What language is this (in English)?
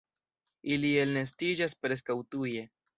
Esperanto